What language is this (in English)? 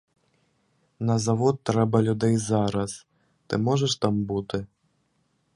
Ukrainian